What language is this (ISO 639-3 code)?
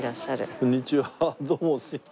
jpn